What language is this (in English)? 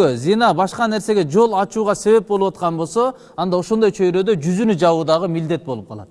Turkish